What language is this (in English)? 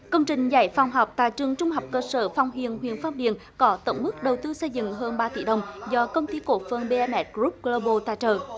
Vietnamese